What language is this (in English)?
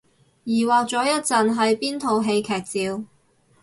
Cantonese